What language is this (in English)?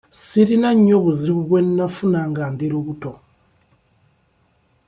Ganda